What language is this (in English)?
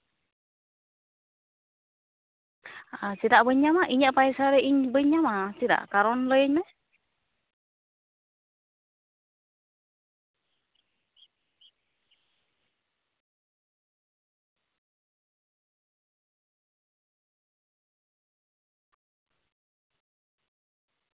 Santali